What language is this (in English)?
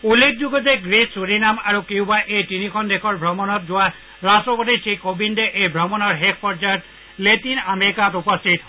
Assamese